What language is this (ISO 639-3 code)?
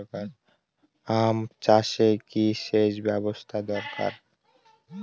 ben